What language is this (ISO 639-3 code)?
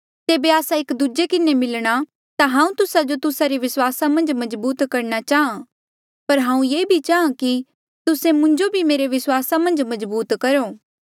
mjl